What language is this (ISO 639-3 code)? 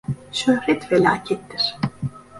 tur